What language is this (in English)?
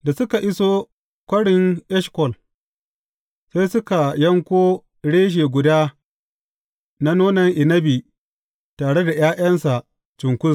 Hausa